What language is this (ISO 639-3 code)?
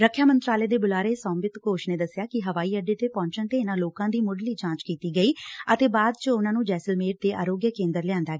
pan